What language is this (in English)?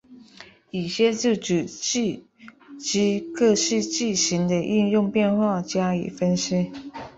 Chinese